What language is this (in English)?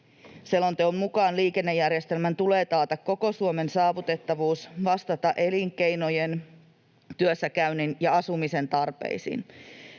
Finnish